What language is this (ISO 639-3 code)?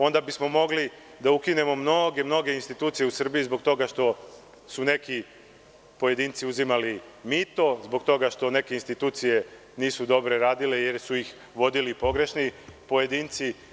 srp